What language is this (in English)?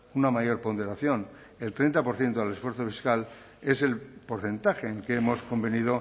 Spanish